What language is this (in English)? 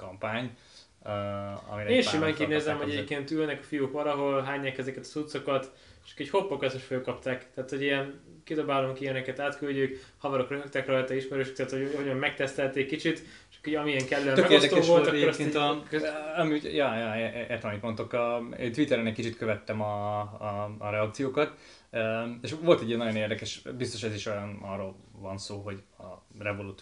Hungarian